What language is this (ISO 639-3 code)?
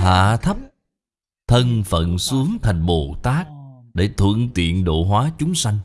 vie